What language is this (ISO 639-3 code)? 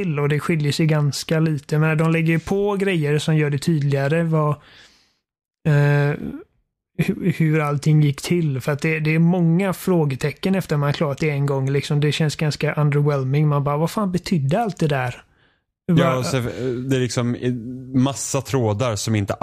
swe